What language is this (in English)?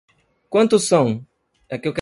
Portuguese